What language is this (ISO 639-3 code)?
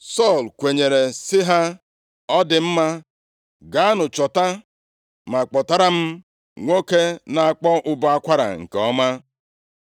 ibo